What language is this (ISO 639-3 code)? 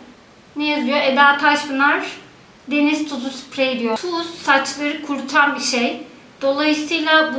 tur